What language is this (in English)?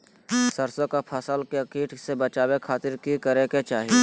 Magahi